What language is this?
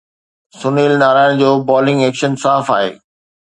Sindhi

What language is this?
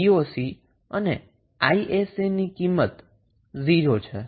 Gujarati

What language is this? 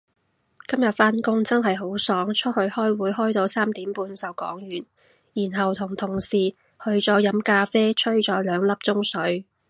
Cantonese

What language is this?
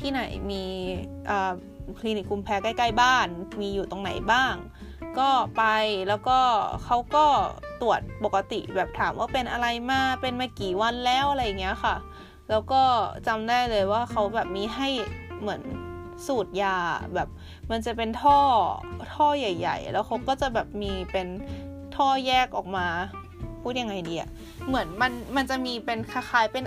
Thai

